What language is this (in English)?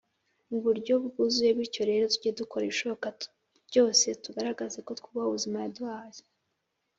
Kinyarwanda